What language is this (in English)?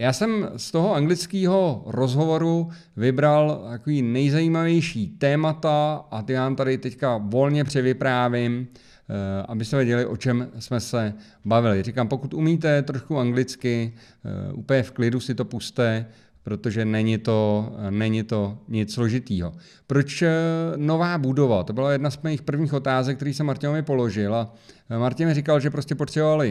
Czech